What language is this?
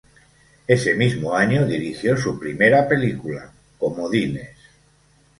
Spanish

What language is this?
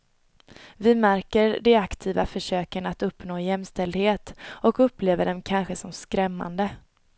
Swedish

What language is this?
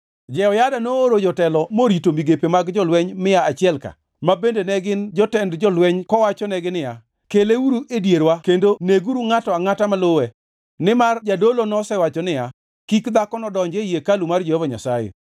Luo (Kenya and Tanzania)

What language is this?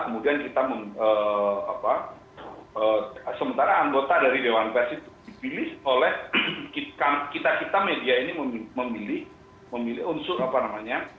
Indonesian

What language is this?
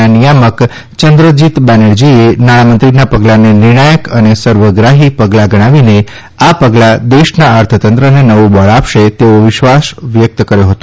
Gujarati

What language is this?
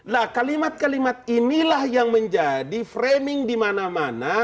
Indonesian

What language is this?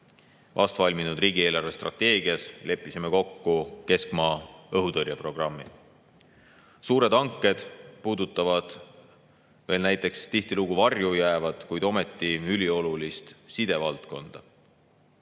Estonian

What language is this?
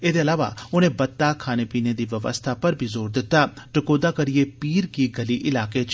Dogri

